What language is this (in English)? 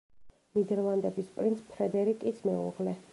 Georgian